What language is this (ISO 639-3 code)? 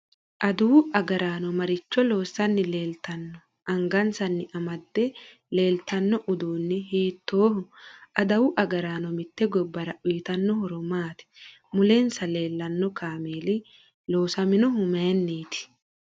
sid